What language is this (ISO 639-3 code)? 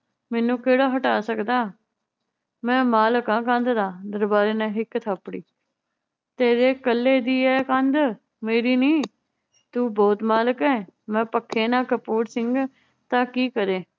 pan